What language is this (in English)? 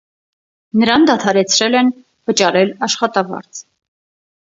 Armenian